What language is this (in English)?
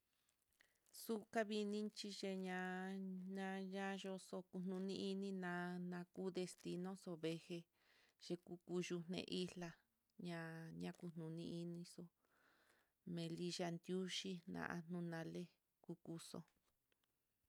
Mitlatongo Mixtec